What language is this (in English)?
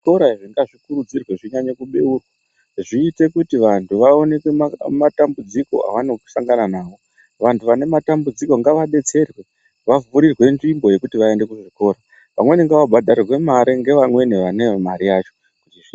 Ndau